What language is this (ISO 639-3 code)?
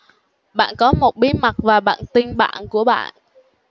vie